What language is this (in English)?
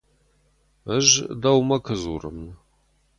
Ossetic